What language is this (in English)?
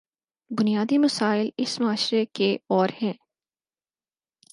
Urdu